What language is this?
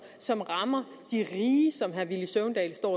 Danish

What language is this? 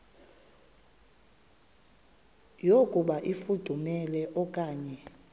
Xhosa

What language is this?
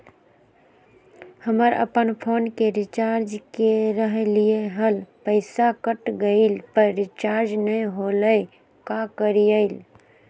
Magahi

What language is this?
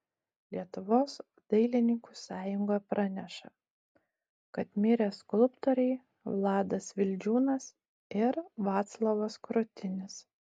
Lithuanian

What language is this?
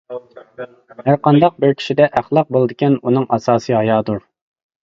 Uyghur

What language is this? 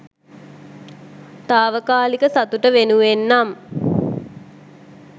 Sinhala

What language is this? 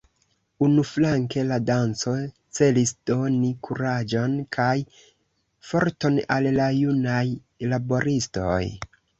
Esperanto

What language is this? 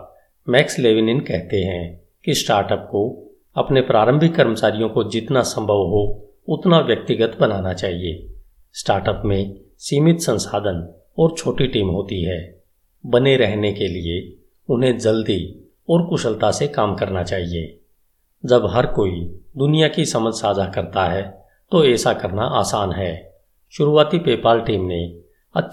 Hindi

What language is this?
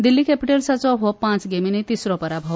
Konkani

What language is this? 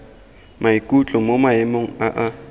Tswana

